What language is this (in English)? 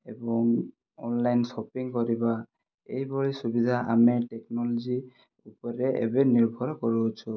Odia